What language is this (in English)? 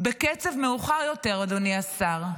Hebrew